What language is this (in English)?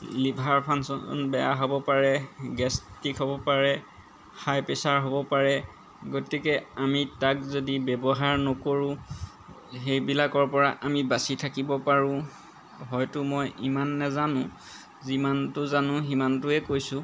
Assamese